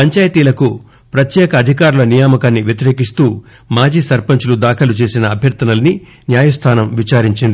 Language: Telugu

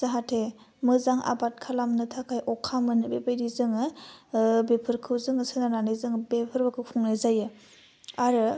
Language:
Bodo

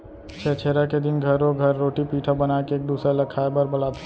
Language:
Chhattisgarhi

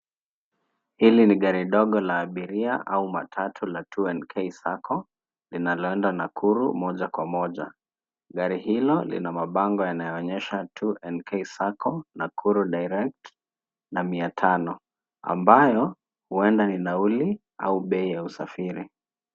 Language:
Swahili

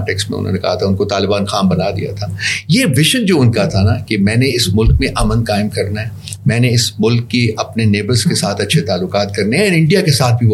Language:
Urdu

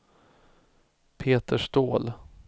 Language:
Swedish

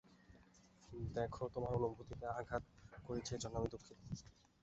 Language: Bangla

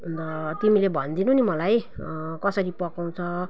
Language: Nepali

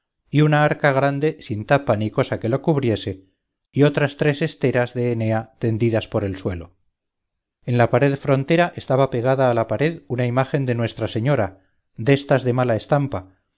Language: Spanish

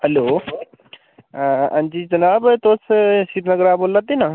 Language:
Dogri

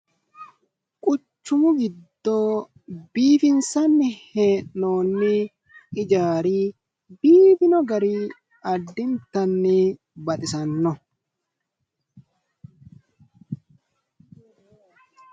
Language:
Sidamo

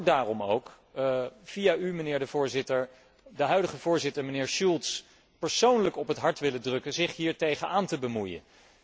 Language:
Dutch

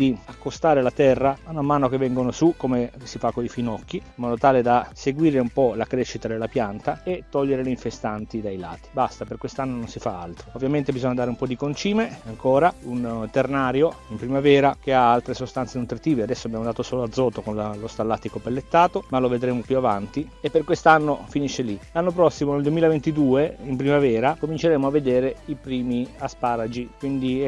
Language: Italian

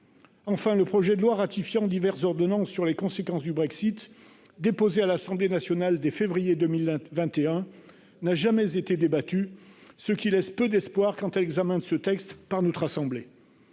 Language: French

